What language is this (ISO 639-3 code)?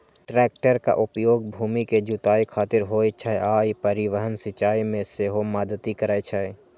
mai